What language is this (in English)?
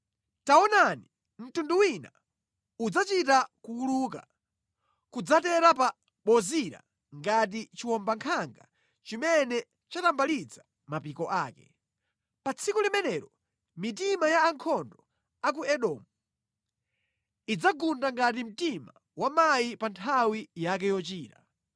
Nyanja